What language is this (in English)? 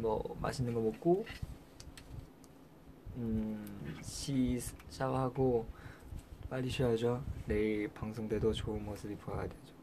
Korean